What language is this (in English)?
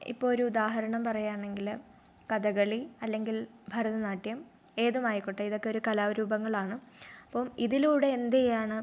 Malayalam